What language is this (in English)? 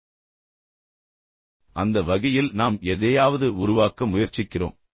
Tamil